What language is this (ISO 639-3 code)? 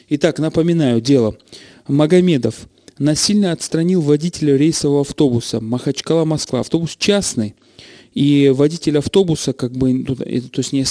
rus